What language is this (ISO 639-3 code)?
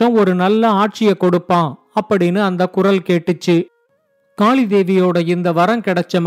tam